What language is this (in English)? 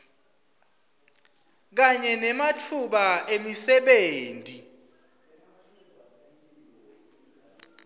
Swati